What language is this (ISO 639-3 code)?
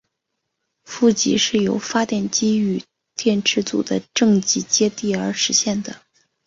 zho